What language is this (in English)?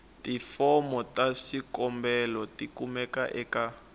Tsonga